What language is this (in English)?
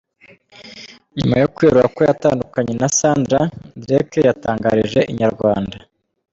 Kinyarwanda